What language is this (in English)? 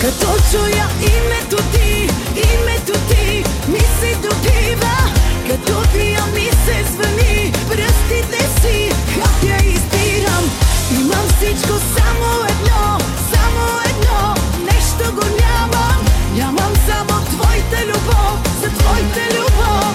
Bulgarian